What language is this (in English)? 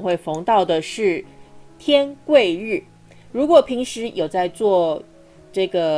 Chinese